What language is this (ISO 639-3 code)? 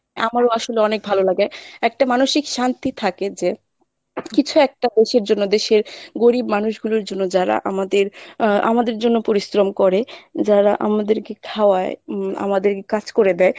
ben